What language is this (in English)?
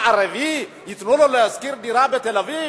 Hebrew